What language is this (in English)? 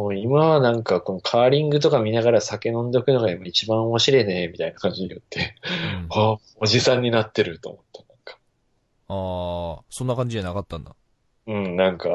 Japanese